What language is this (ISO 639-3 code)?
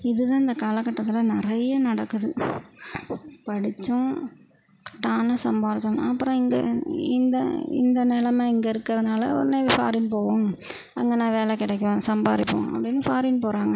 tam